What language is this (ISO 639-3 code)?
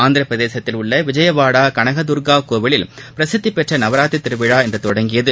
tam